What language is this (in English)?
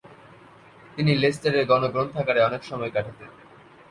Bangla